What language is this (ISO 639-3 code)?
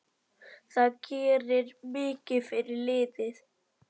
isl